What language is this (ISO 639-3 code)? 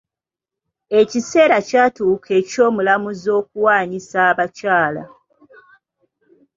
lug